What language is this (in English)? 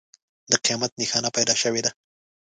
Pashto